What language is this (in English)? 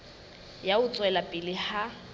Southern Sotho